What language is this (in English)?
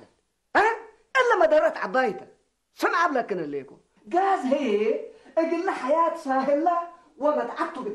Arabic